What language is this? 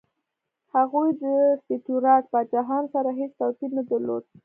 Pashto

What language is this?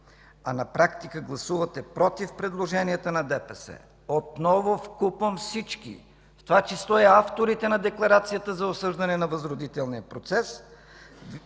Bulgarian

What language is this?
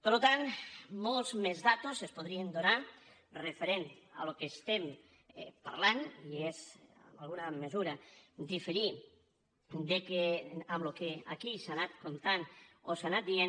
Catalan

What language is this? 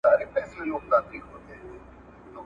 Pashto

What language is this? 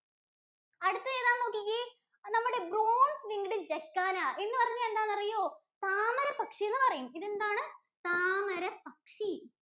Malayalam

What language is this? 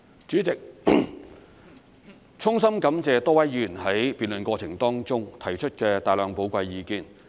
Cantonese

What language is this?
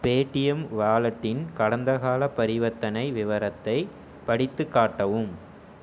Tamil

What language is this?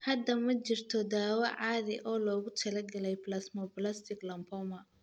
Somali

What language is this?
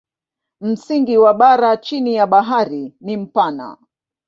Swahili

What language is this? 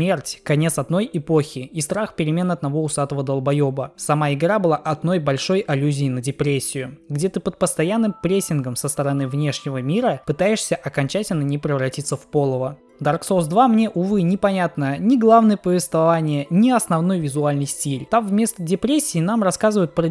Russian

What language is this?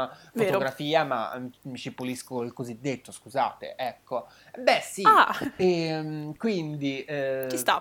Italian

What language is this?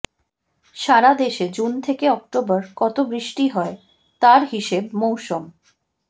Bangla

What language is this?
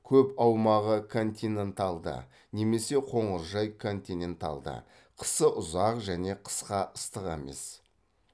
Kazakh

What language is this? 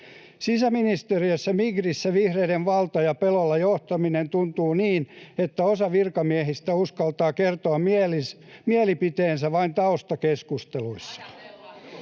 Finnish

